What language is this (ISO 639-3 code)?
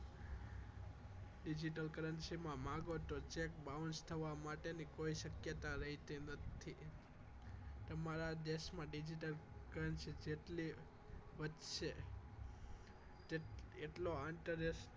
guj